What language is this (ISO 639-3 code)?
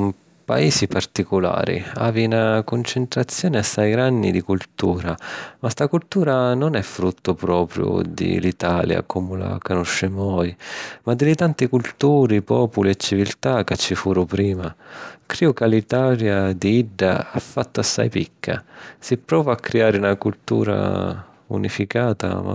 scn